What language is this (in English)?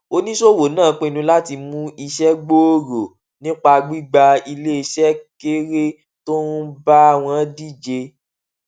Yoruba